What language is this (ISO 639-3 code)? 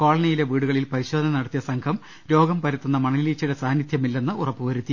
mal